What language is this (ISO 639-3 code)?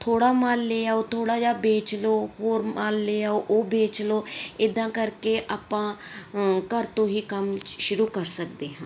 pan